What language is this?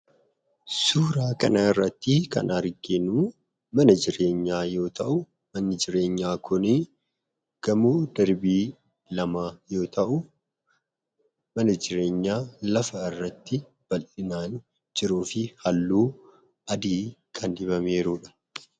Oromo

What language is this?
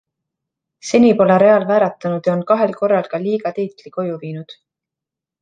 Estonian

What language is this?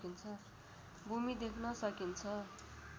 Nepali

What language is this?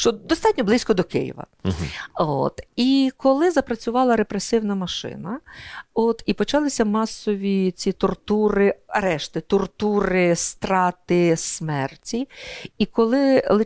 Ukrainian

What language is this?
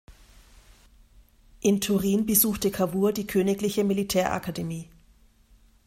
German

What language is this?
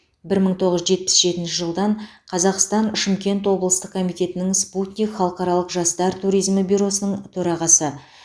Kazakh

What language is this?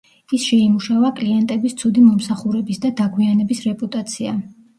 Georgian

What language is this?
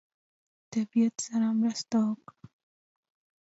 Pashto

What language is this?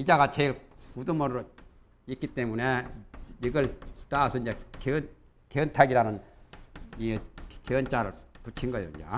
Korean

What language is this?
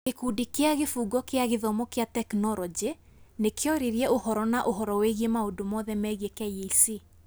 Kikuyu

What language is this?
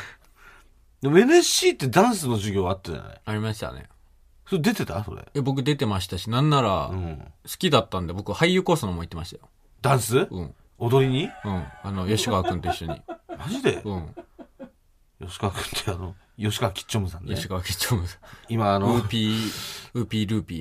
Japanese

